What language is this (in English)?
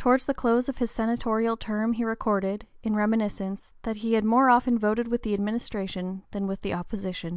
English